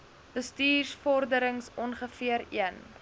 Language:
Afrikaans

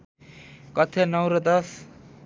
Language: Nepali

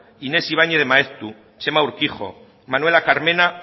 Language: Basque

